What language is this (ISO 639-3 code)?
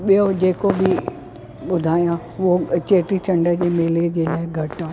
snd